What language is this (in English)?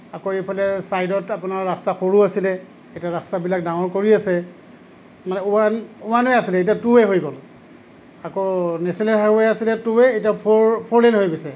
Assamese